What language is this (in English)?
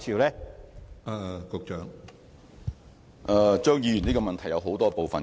Cantonese